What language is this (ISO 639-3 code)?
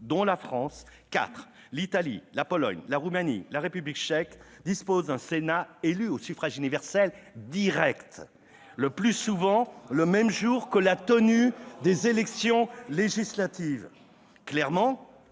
fra